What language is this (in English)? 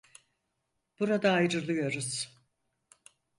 Turkish